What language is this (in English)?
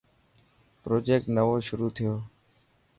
Dhatki